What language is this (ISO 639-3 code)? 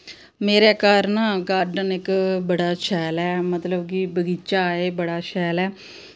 doi